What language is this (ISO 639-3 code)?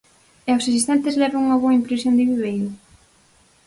glg